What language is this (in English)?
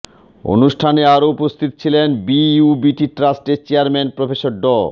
Bangla